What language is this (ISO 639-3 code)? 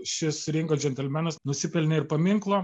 lit